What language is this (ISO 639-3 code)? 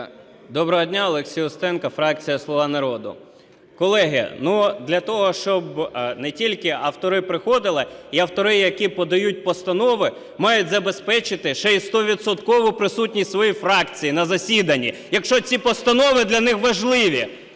ukr